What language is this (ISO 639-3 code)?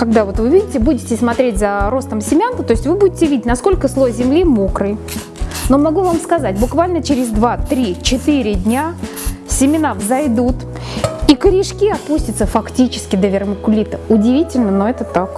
rus